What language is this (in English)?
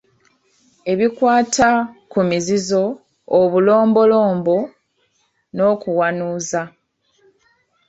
Ganda